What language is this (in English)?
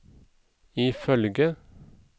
Norwegian